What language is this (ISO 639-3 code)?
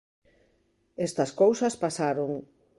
glg